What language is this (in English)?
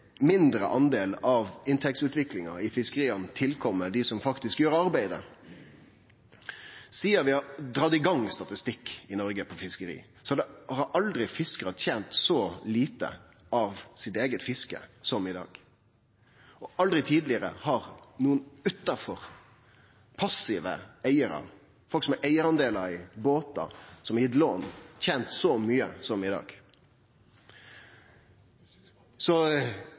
Norwegian Nynorsk